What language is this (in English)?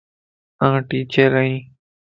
Lasi